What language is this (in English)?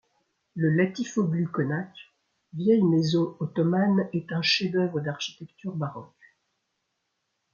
French